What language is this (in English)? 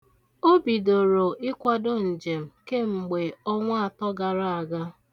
Igbo